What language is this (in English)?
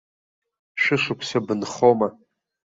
Abkhazian